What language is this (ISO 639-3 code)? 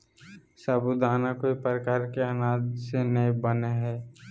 mag